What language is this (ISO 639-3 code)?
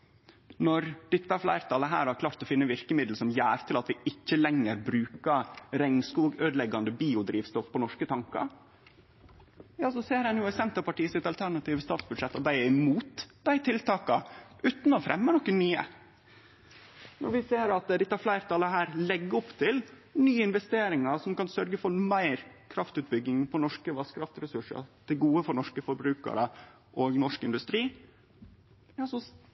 nno